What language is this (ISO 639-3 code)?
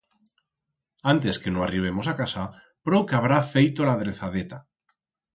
arg